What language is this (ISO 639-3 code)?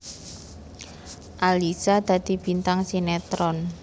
jav